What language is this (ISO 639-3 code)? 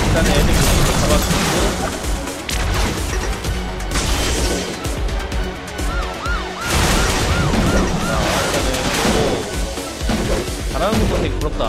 kor